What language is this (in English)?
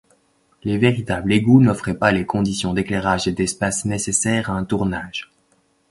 French